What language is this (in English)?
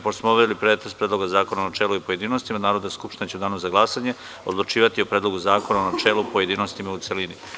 Serbian